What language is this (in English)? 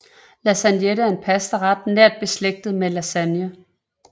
Danish